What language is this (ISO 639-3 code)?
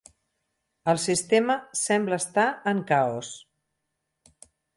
cat